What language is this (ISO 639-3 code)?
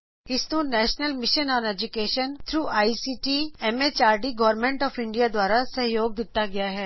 pan